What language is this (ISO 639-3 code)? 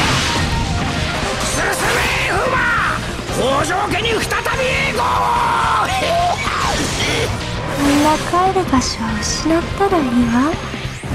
jpn